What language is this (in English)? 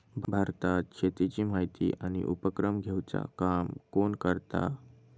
Marathi